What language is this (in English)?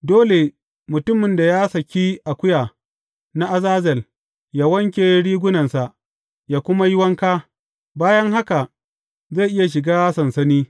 Hausa